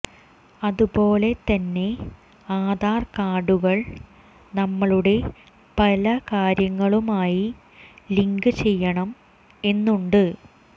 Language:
Malayalam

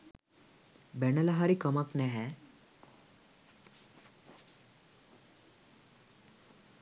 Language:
Sinhala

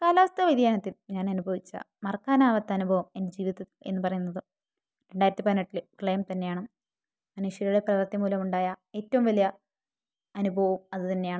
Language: Malayalam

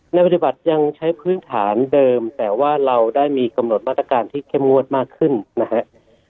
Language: Thai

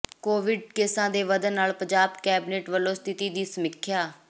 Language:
Punjabi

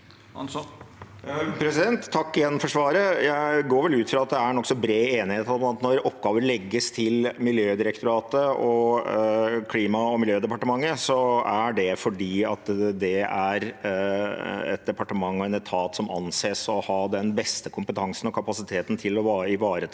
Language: Norwegian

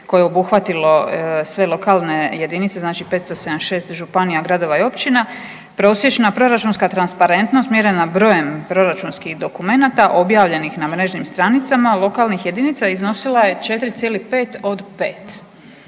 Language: Croatian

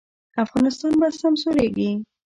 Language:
Pashto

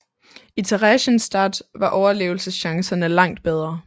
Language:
Danish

